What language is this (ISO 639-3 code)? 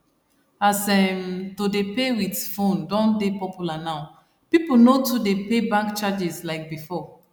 pcm